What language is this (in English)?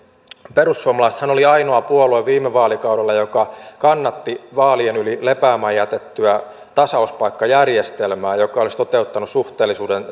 Finnish